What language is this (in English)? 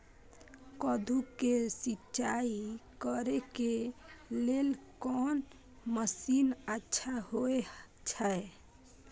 Maithili